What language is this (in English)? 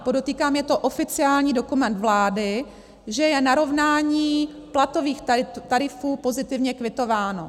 Czech